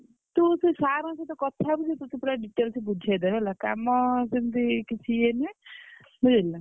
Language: Odia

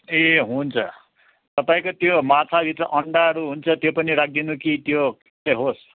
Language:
Nepali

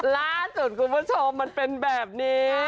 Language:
Thai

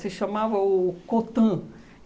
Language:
Portuguese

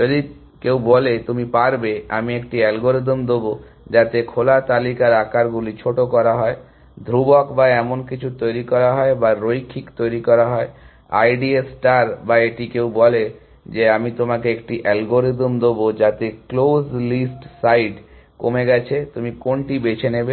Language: Bangla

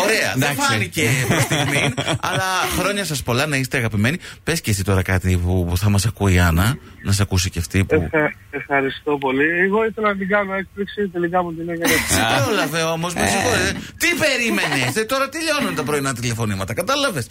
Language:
Greek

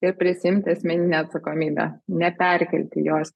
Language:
Lithuanian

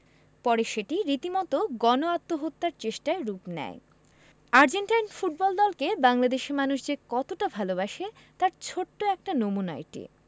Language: Bangla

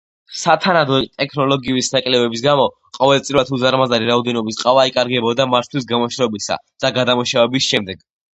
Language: Georgian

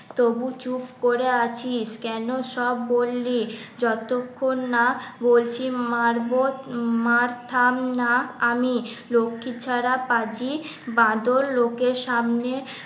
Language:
Bangla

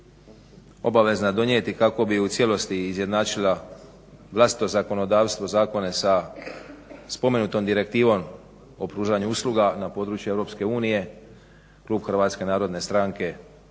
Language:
Croatian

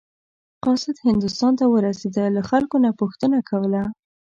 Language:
Pashto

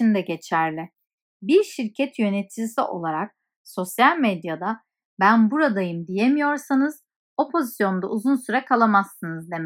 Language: Turkish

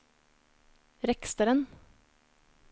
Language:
Norwegian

